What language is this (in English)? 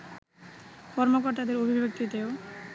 Bangla